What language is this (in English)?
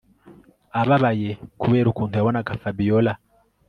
Kinyarwanda